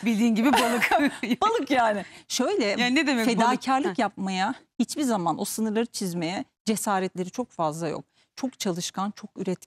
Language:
Turkish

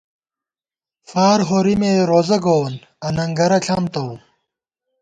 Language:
Gawar-Bati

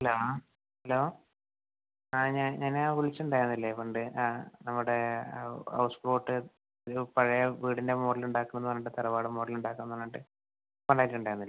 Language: Malayalam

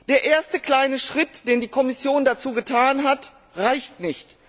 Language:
German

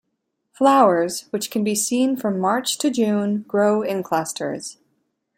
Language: English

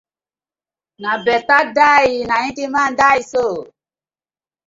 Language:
Nigerian Pidgin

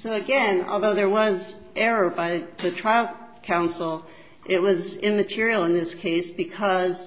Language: English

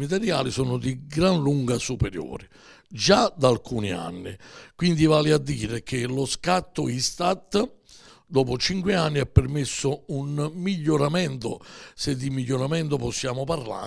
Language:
Italian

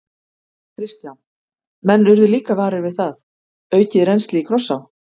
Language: Icelandic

